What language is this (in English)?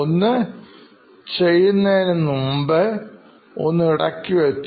Malayalam